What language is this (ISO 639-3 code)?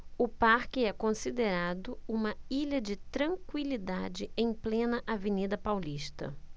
por